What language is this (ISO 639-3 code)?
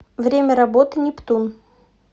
rus